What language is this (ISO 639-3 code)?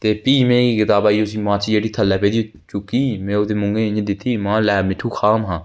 doi